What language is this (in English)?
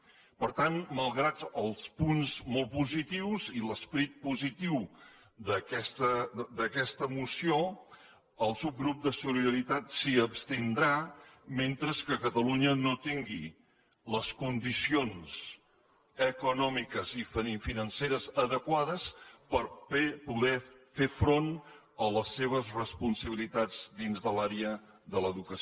Catalan